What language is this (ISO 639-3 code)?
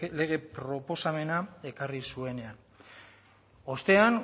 eus